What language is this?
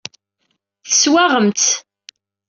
Kabyle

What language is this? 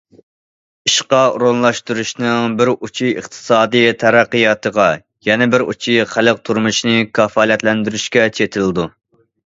Uyghur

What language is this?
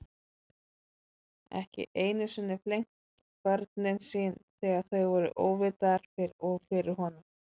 Icelandic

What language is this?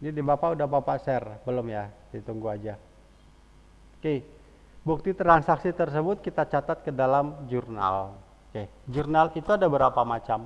Indonesian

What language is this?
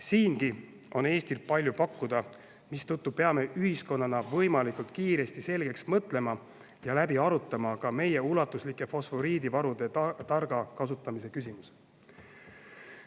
Estonian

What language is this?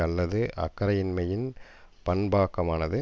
Tamil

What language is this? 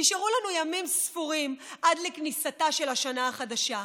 Hebrew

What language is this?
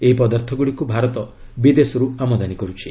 Odia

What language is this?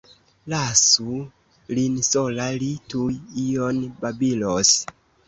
Esperanto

